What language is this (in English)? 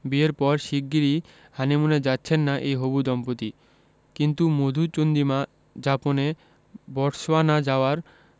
Bangla